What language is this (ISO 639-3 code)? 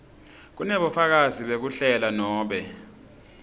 ssw